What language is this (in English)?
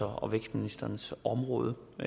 Danish